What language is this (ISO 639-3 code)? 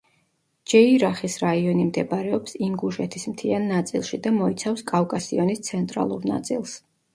kat